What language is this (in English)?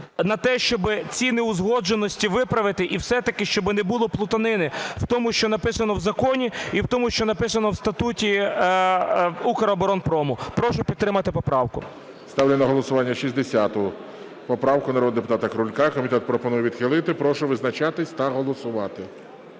Ukrainian